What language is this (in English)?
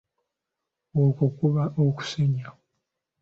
Ganda